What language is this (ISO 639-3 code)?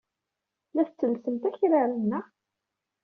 kab